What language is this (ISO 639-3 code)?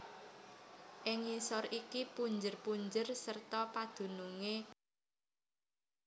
jav